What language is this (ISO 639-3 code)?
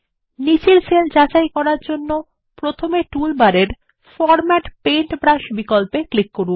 ben